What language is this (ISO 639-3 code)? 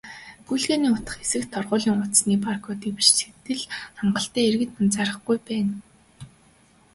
mon